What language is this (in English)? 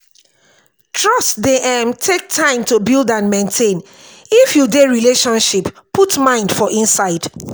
Nigerian Pidgin